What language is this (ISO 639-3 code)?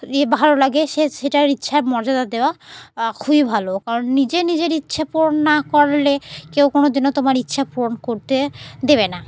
ben